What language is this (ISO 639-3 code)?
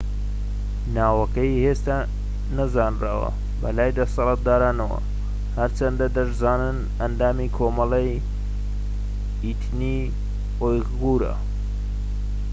ckb